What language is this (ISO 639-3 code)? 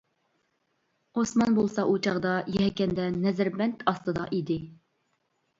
uig